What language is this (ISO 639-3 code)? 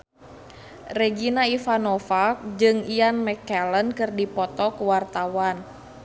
sun